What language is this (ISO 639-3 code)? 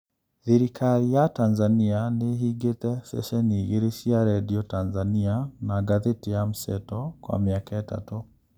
kik